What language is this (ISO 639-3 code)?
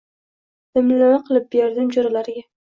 uzb